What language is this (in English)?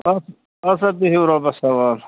Kashmiri